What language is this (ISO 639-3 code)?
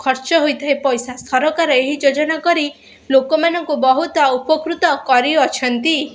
ori